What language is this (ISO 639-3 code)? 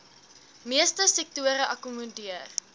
afr